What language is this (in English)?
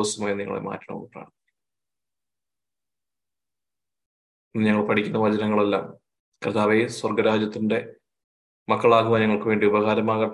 Malayalam